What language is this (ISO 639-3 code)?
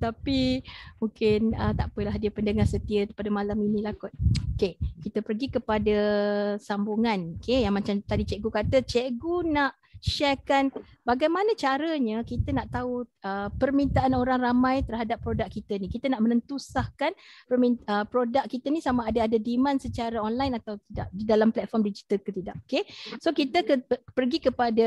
msa